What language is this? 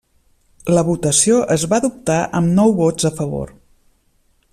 Catalan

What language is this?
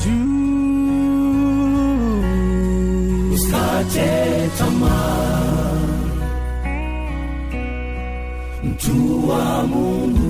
Swahili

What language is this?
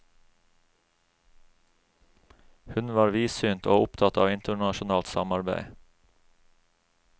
Norwegian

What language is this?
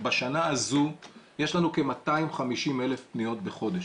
Hebrew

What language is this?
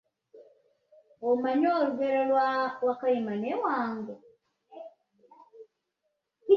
Ganda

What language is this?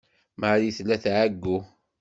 Kabyle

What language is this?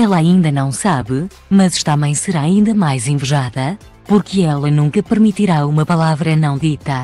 Portuguese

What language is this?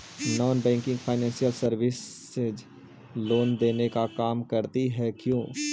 Magahi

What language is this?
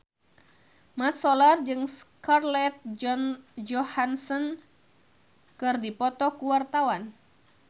Sundanese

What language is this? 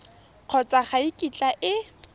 Tswana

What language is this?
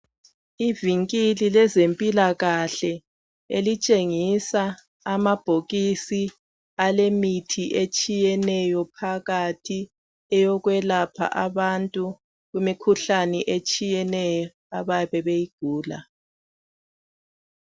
North Ndebele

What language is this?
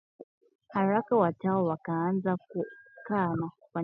Swahili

